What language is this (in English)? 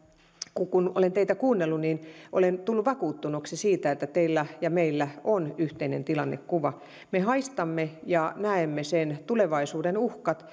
Finnish